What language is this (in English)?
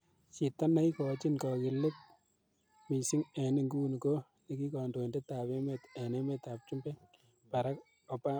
Kalenjin